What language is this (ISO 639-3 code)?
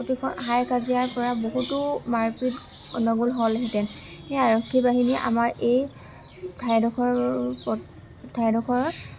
asm